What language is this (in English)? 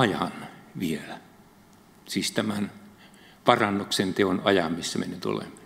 Finnish